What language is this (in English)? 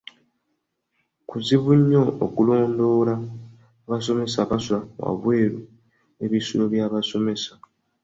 Ganda